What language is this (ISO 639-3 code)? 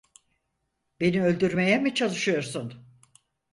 tur